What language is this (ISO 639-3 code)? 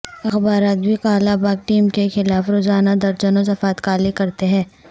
urd